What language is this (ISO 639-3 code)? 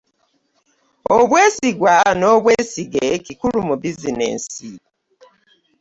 lug